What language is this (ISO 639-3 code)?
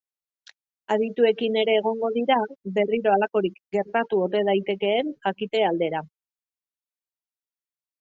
eus